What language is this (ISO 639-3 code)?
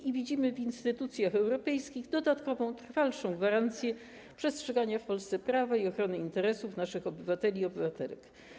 pol